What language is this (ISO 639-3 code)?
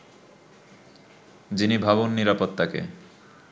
ben